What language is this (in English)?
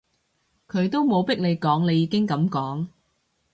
Cantonese